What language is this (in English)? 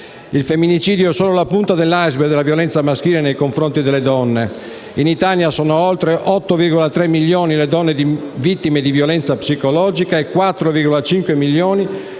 Italian